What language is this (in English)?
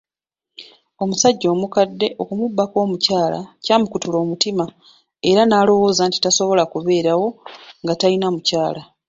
Ganda